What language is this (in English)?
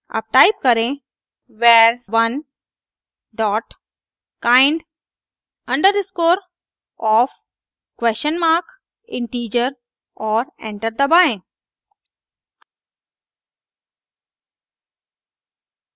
Hindi